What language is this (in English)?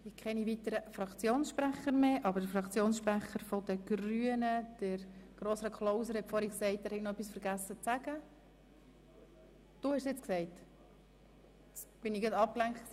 Swiss German